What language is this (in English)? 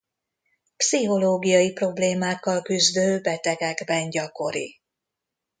Hungarian